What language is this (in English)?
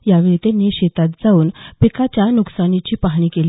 Marathi